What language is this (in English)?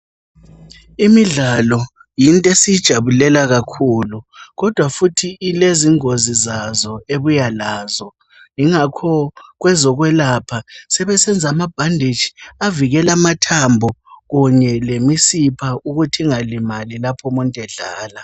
North Ndebele